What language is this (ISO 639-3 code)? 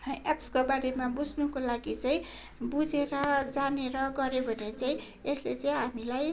nep